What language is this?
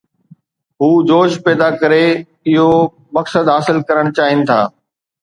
Sindhi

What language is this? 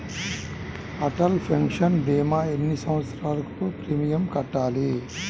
Telugu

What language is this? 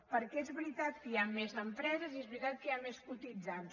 Catalan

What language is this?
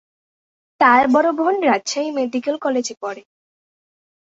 Bangla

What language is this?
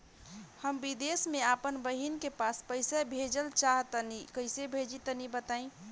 Bhojpuri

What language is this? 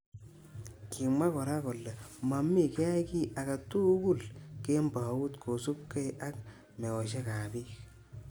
Kalenjin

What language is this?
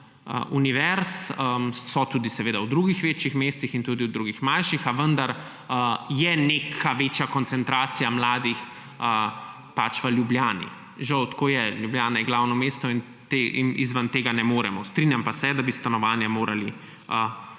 Slovenian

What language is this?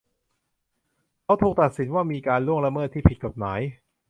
Thai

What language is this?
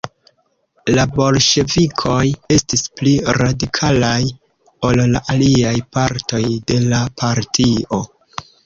Esperanto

